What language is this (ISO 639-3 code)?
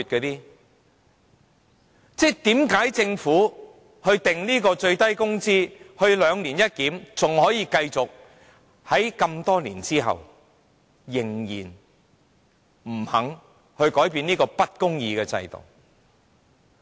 yue